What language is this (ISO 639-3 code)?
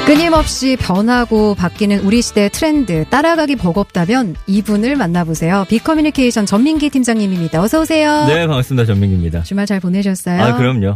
kor